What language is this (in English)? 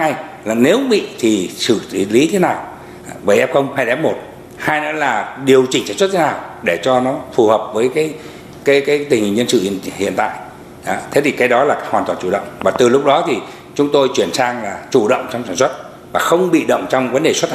Vietnamese